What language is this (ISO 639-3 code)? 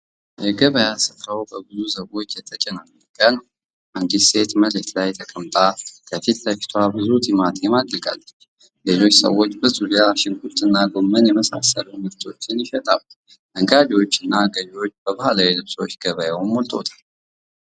amh